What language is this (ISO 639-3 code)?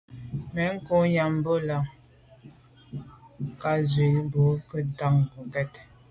byv